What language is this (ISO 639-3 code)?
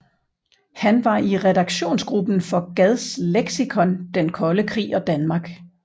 dan